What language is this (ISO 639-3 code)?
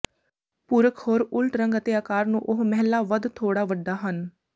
pan